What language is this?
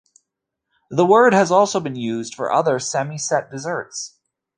English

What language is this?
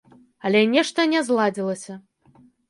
Belarusian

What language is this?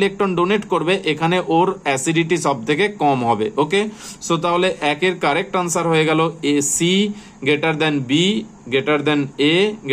Hindi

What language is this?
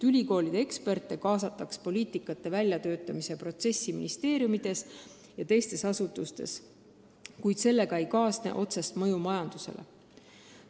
Estonian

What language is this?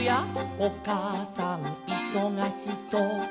Japanese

